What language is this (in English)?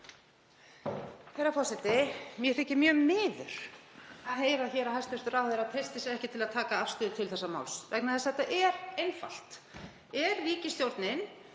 Icelandic